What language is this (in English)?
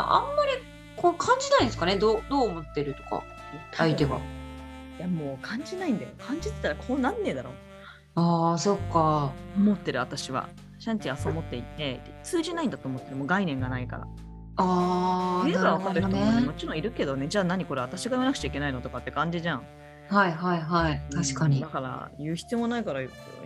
Japanese